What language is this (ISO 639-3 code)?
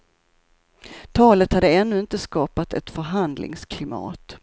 swe